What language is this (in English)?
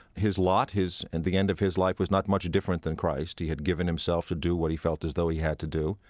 English